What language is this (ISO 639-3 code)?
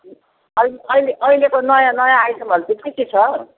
nep